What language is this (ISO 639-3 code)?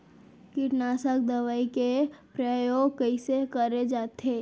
hne